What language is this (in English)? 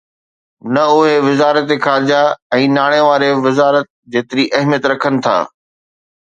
Sindhi